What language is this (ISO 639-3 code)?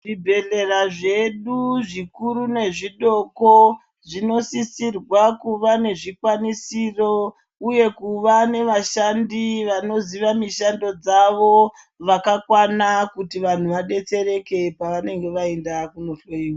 ndc